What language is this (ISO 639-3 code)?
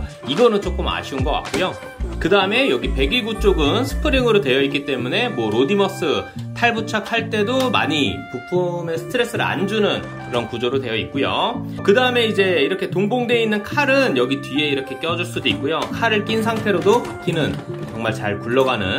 kor